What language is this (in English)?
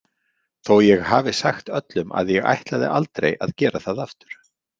Icelandic